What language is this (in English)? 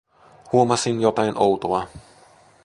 Finnish